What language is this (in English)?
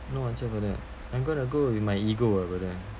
English